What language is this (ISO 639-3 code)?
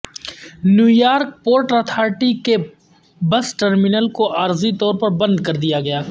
urd